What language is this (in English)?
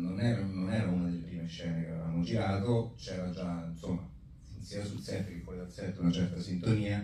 Italian